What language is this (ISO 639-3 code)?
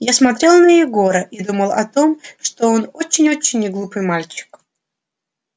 rus